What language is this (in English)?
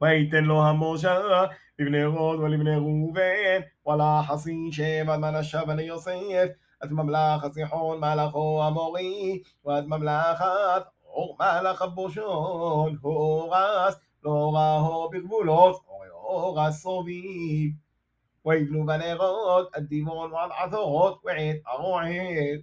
Hebrew